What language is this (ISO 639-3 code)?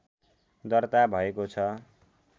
nep